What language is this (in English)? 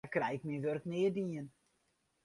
Western Frisian